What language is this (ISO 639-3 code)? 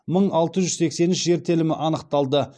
kaz